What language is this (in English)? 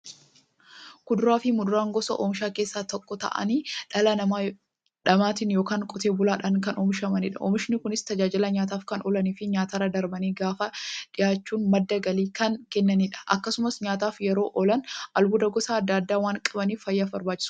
Oromo